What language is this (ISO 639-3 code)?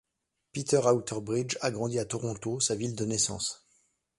fra